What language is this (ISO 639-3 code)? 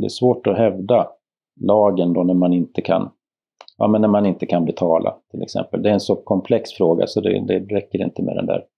swe